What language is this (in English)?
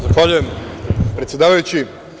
Serbian